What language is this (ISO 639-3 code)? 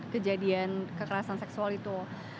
ind